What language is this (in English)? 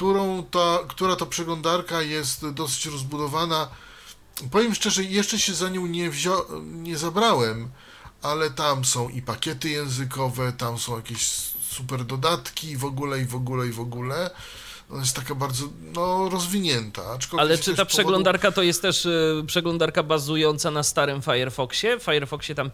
Polish